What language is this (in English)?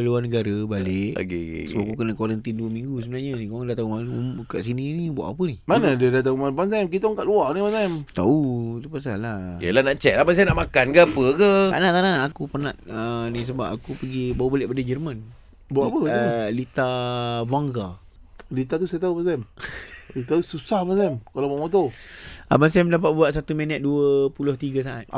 Malay